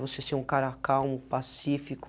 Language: Portuguese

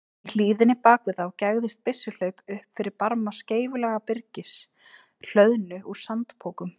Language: Icelandic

